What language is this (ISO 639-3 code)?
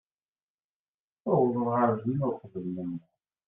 kab